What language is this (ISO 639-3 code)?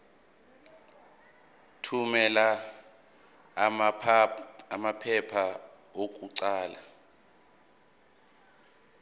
zul